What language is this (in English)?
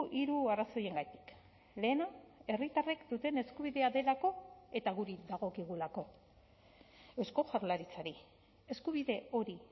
Basque